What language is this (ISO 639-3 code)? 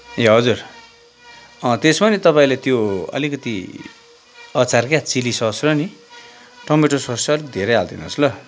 nep